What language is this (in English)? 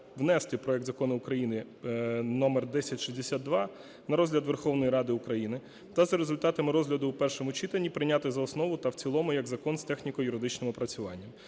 Ukrainian